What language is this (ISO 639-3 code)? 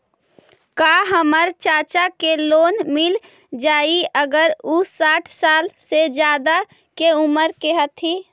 mag